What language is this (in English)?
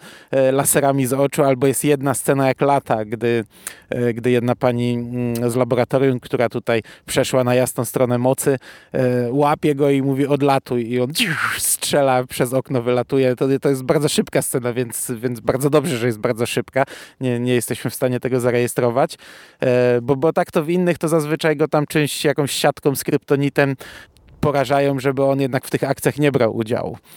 Polish